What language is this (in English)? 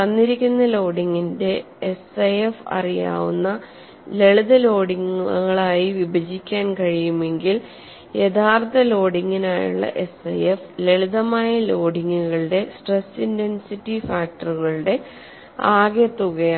Malayalam